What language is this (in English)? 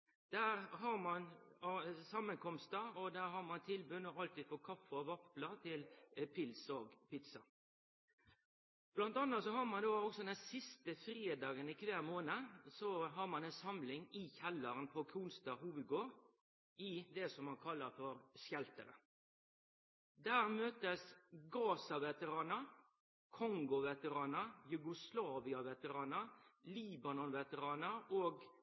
Norwegian Nynorsk